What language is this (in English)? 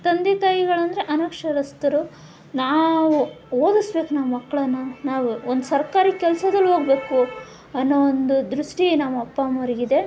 Kannada